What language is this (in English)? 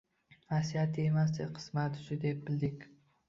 Uzbek